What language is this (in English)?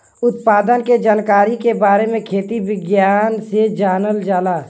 Bhojpuri